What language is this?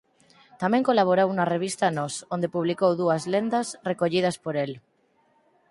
Galician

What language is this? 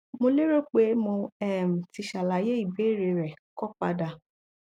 Yoruba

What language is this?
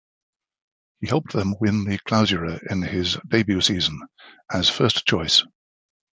English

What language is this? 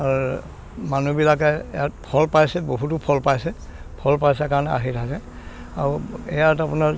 Assamese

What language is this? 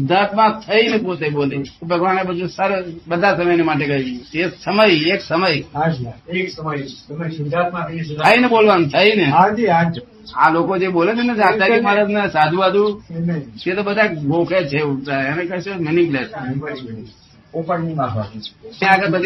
Gujarati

